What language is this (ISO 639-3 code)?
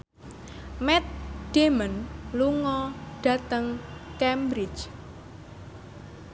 jav